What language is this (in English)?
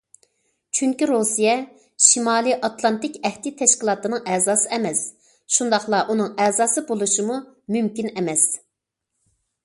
Uyghur